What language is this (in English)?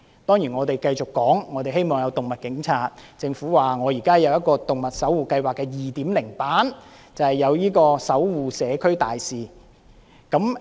Cantonese